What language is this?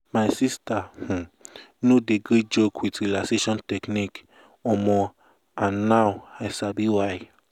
Nigerian Pidgin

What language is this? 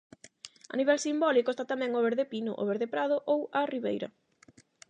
Galician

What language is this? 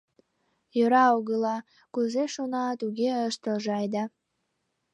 Mari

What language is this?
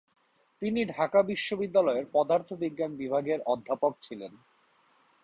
Bangla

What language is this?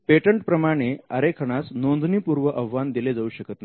Marathi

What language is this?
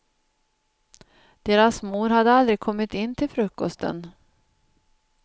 Swedish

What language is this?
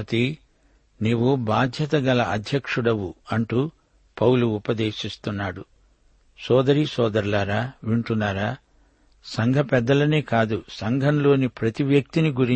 Telugu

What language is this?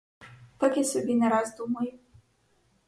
Ukrainian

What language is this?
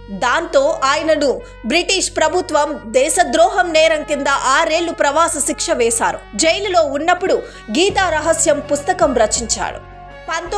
Telugu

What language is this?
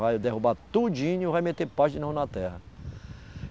Portuguese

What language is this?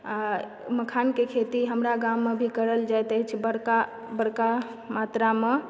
Maithili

